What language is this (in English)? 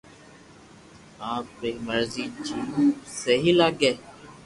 Loarki